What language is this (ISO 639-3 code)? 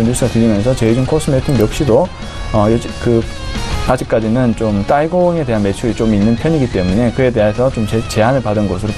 kor